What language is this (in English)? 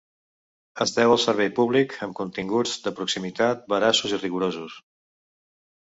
Catalan